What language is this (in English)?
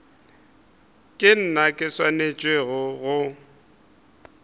Northern Sotho